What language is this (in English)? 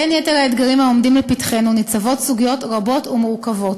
Hebrew